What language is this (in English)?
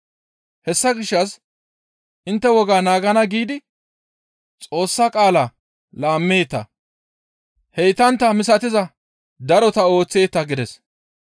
Gamo